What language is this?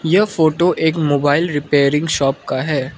Hindi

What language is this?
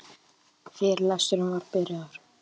Icelandic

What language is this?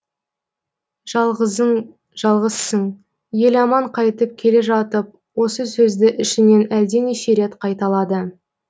Kazakh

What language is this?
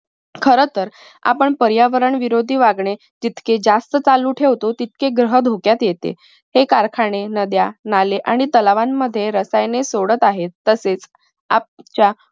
Marathi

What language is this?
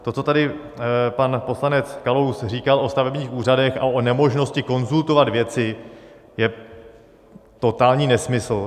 Czech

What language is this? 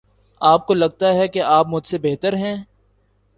Urdu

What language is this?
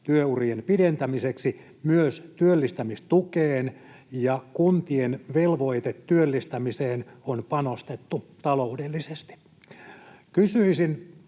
Finnish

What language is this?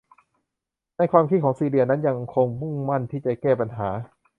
Thai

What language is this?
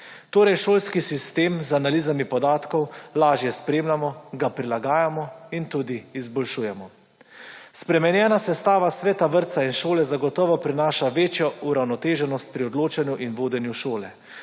Slovenian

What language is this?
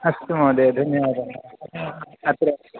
Sanskrit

